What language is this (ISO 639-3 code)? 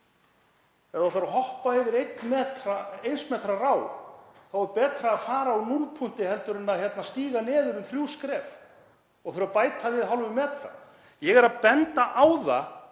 isl